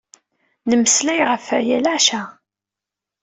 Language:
Kabyle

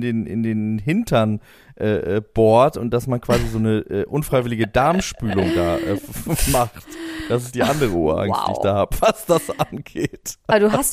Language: German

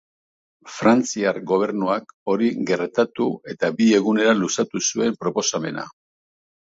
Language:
Basque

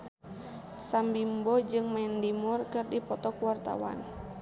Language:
Sundanese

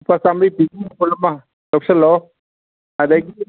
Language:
Manipuri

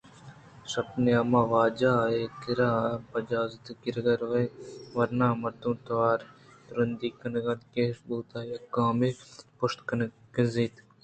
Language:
Eastern Balochi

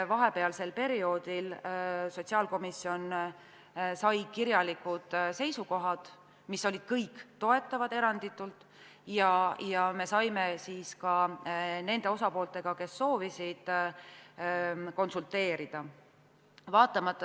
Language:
Estonian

